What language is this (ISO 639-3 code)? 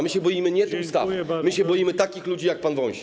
pol